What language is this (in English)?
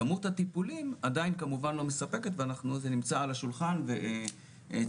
Hebrew